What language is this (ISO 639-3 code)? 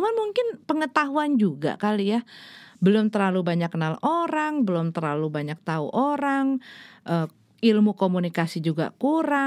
ind